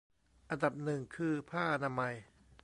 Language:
Thai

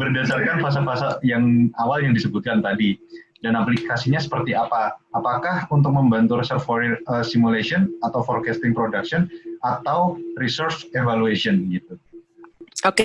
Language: Indonesian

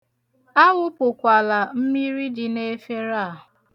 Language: Igbo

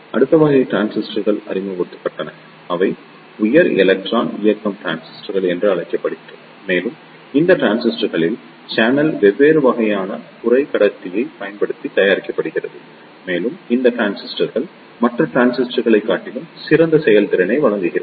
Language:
Tamil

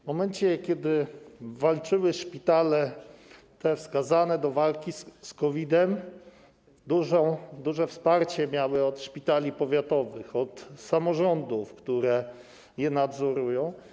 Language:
Polish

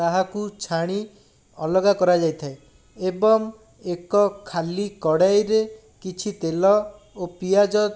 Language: Odia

